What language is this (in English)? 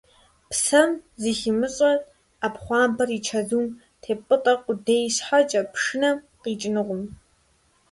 Kabardian